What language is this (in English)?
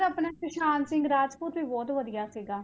Punjabi